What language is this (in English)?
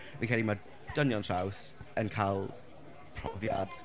Welsh